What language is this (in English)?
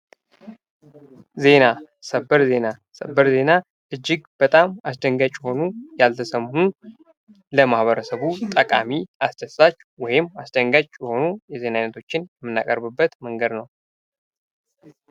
Amharic